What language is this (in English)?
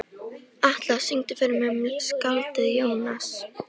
Icelandic